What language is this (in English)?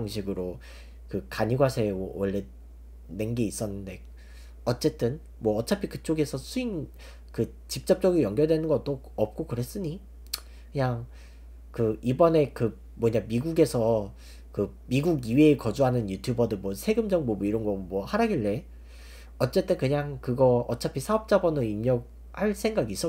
Korean